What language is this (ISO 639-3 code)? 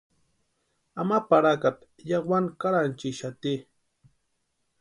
pua